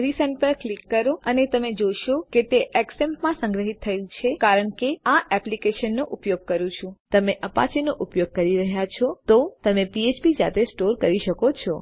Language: Gujarati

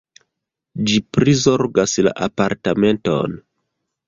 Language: Esperanto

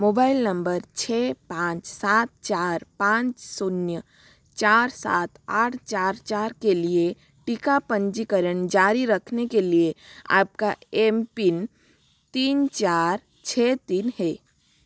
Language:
Hindi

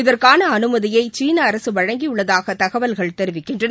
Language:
Tamil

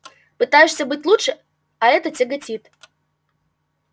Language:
Russian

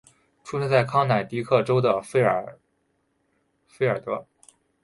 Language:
Chinese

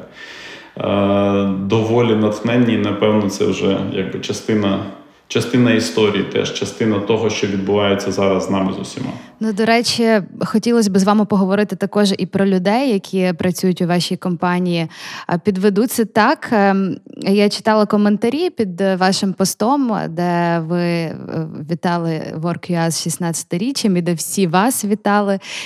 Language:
Ukrainian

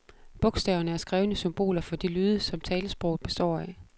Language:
Danish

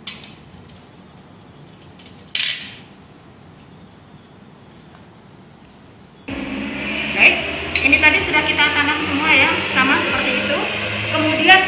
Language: Indonesian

